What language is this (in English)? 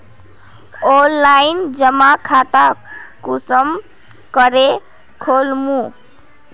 Magahi